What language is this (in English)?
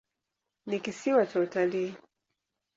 Swahili